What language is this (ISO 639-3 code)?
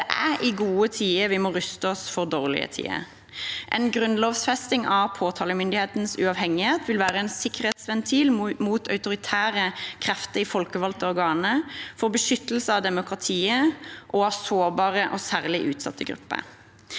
nor